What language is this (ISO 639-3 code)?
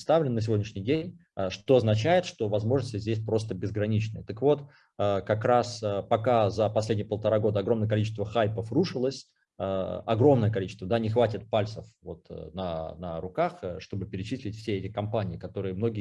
rus